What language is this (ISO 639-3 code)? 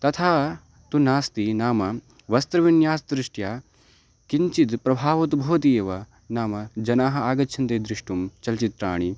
san